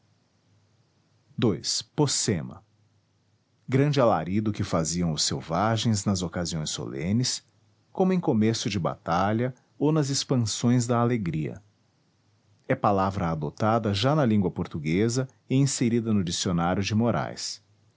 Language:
Portuguese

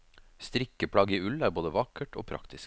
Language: Norwegian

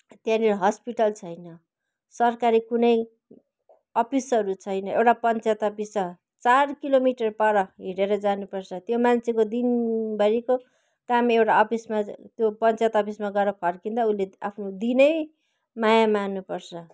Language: Nepali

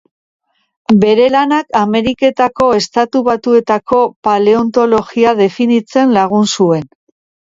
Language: Basque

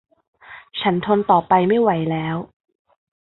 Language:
Thai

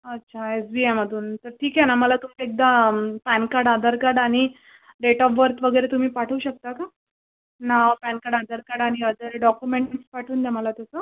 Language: Marathi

